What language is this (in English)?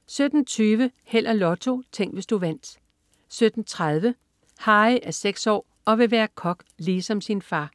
Danish